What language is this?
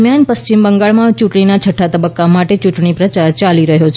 Gujarati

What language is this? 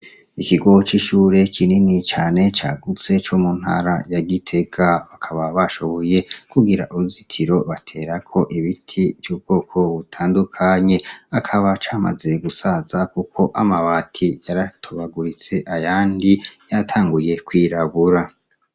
Rundi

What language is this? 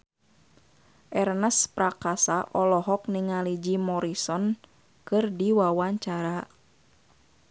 Sundanese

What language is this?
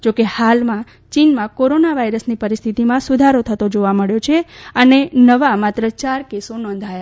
Gujarati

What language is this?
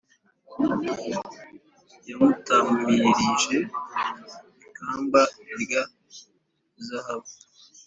Kinyarwanda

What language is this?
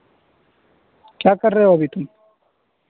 Urdu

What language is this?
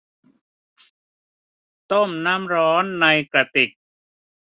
Thai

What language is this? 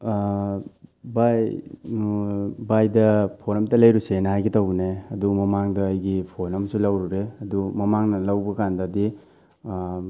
Manipuri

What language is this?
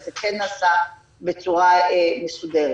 Hebrew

